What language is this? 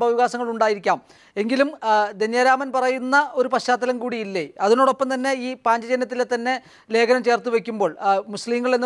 Arabic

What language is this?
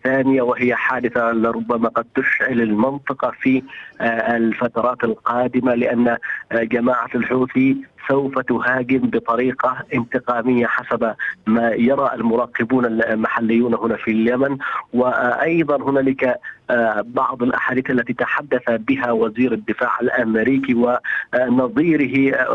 Arabic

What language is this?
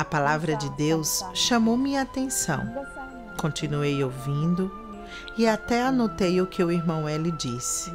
Portuguese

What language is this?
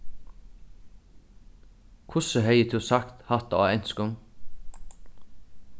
Faroese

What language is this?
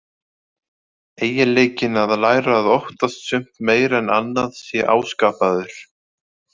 Icelandic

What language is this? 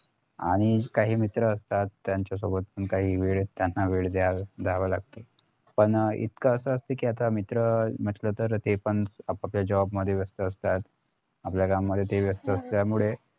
Marathi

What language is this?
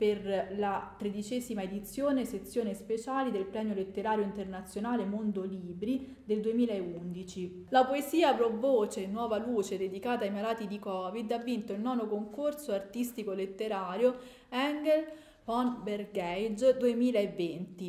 Italian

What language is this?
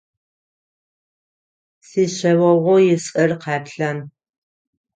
Adyghe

